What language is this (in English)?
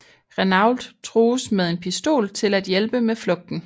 Danish